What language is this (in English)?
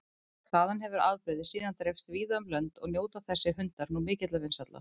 Icelandic